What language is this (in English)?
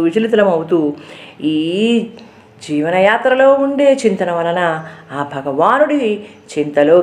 Telugu